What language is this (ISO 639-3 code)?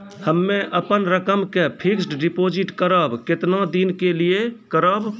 mai